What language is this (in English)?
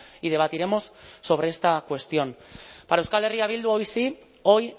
Spanish